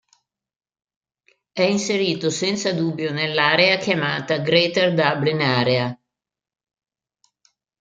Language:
Italian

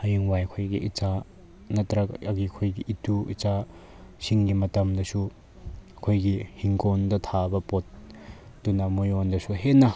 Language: Manipuri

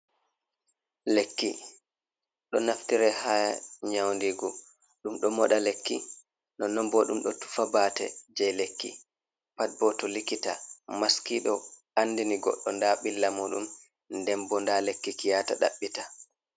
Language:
Fula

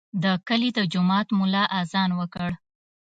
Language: Pashto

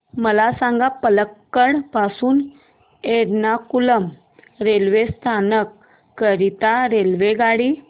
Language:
Marathi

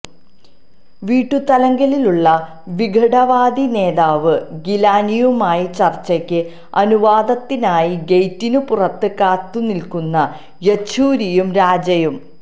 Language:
Malayalam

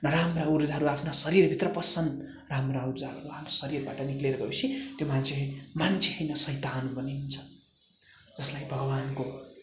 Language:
Nepali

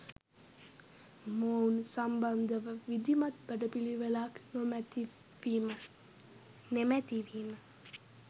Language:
Sinhala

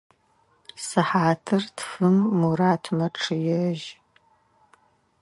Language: Adyghe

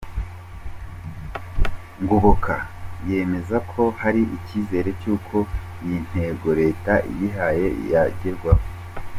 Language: Kinyarwanda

